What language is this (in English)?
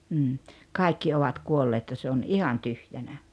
Finnish